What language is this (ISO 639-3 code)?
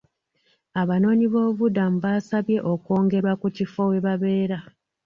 lug